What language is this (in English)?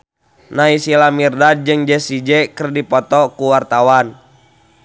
Sundanese